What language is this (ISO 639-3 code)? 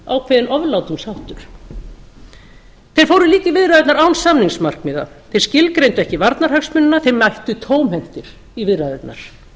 isl